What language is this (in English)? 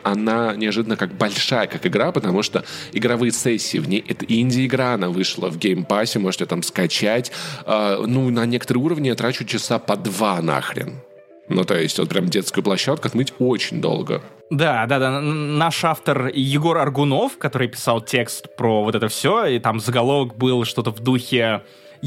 Russian